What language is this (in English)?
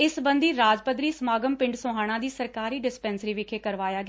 Punjabi